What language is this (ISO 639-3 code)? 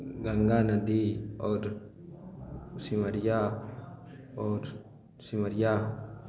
mai